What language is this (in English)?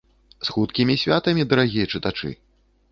Belarusian